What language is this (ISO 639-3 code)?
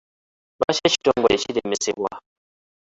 lug